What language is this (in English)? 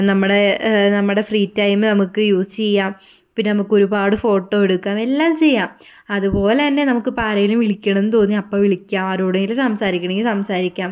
Malayalam